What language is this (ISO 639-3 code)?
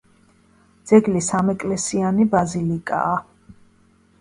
kat